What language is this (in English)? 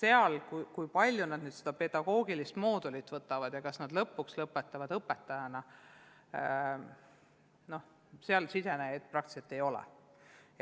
Estonian